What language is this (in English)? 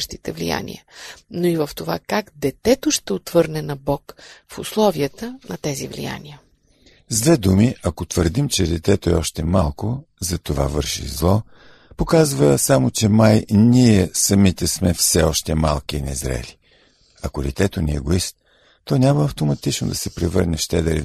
Bulgarian